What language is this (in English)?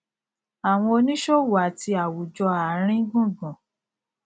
Yoruba